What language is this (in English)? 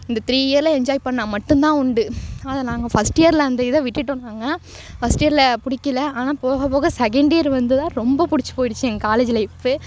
Tamil